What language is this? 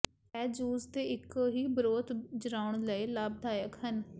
Punjabi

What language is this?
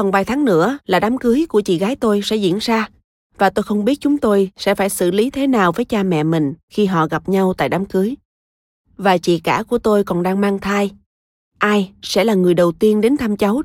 Vietnamese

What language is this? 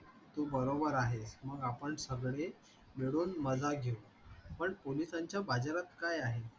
Marathi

